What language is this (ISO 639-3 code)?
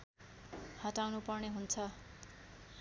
nep